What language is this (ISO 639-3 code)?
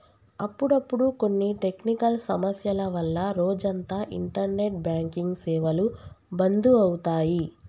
tel